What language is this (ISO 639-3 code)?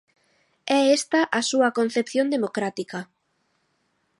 glg